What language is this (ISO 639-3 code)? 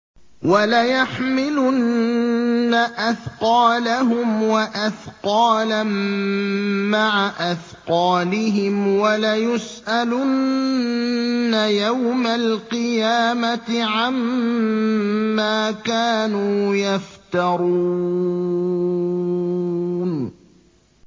ara